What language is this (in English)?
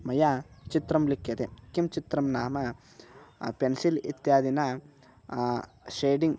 Sanskrit